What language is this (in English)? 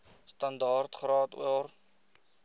Afrikaans